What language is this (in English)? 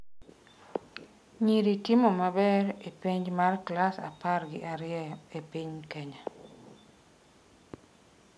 Luo (Kenya and Tanzania)